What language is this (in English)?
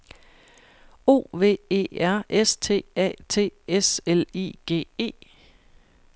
Danish